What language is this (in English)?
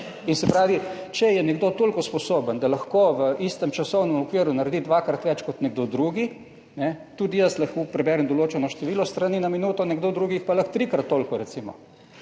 Slovenian